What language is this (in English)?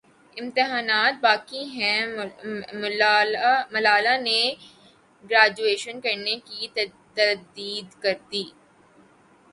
Urdu